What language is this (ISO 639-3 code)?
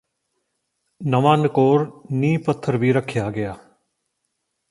pan